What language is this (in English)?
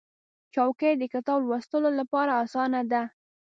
Pashto